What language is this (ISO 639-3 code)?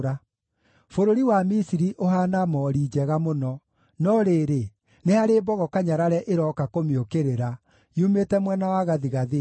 kik